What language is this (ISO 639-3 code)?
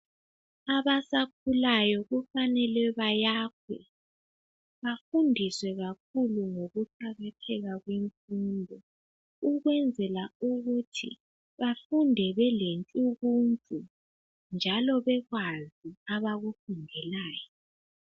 nde